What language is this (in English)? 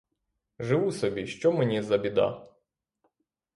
Ukrainian